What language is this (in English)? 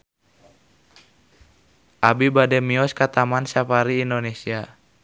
Sundanese